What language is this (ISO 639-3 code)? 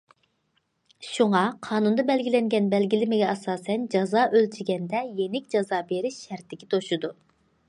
uig